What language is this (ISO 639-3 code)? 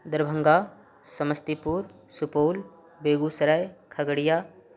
mai